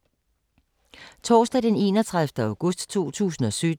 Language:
Danish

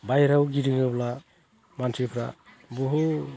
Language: Bodo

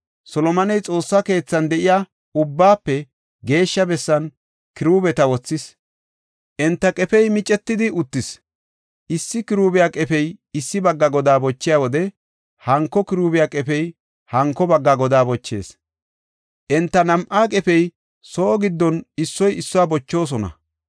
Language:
Gofa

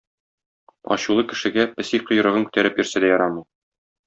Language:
Tatar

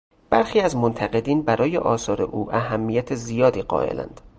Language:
Persian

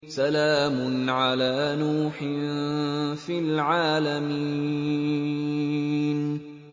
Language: Arabic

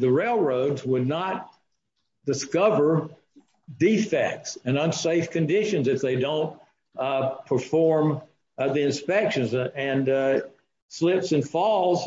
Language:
English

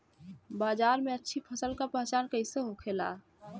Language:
Bhojpuri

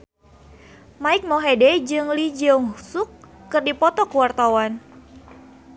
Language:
Sundanese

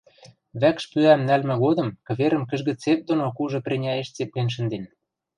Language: Western Mari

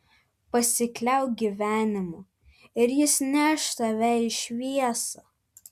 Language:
Lithuanian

